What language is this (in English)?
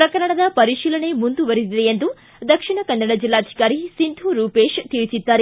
Kannada